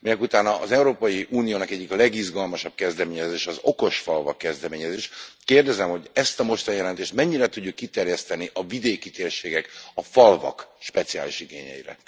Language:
Hungarian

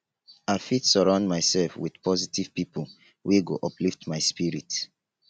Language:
Nigerian Pidgin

